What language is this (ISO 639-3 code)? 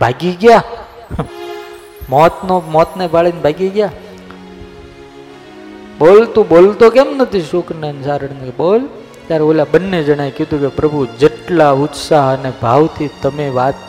guj